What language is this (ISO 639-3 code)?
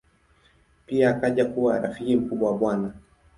swa